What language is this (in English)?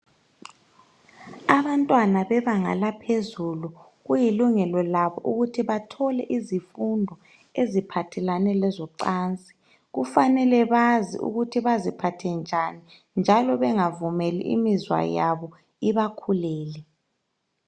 North Ndebele